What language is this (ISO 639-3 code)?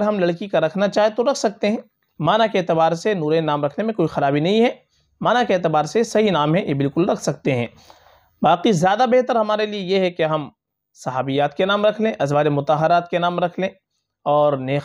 ara